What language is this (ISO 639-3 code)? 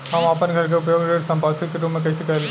bho